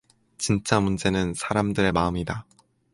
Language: Korean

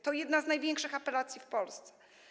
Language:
Polish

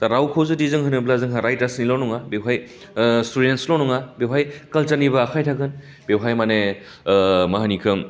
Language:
Bodo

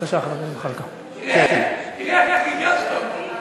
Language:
Hebrew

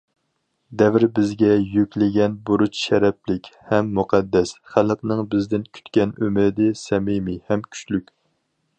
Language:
Uyghur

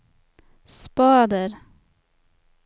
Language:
Swedish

